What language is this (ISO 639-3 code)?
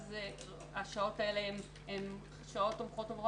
heb